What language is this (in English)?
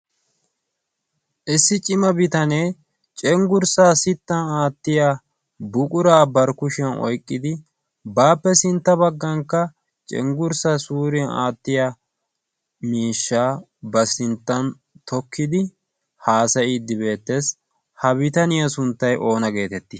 Wolaytta